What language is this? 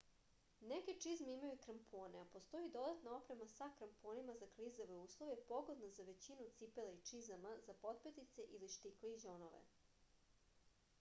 Serbian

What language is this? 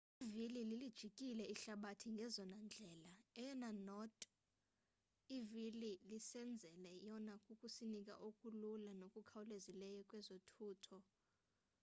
Xhosa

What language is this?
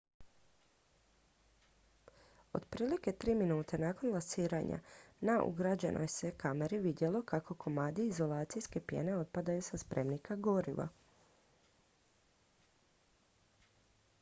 Croatian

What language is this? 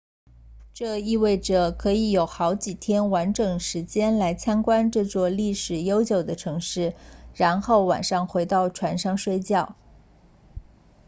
Chinese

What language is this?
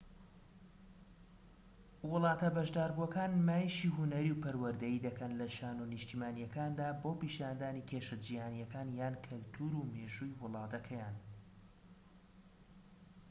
Central Kurdish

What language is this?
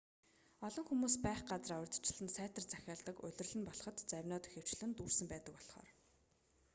Mongolian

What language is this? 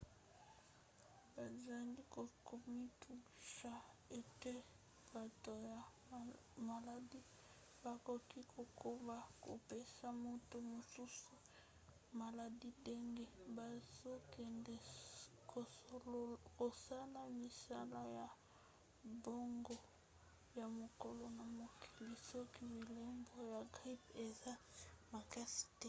Lingala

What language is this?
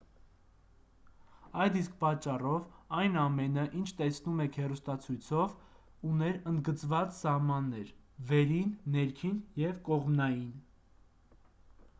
Armenian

